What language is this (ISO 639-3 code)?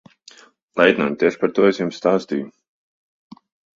lav